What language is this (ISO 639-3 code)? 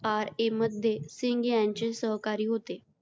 mar